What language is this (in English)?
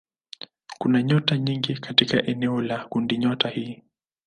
Swahili